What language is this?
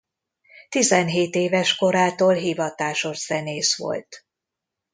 Hungarian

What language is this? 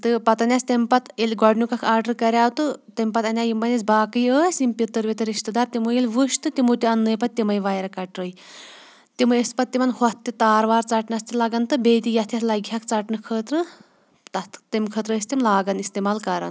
Kashmiri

